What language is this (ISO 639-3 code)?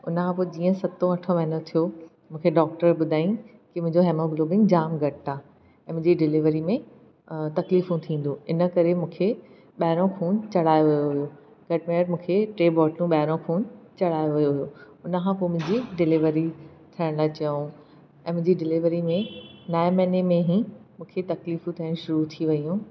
snd